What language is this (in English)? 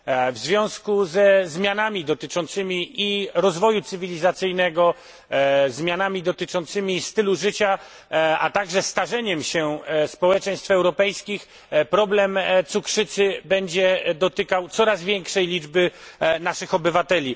Polish